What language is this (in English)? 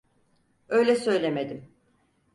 Turkish